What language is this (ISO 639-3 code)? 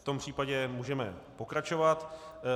ces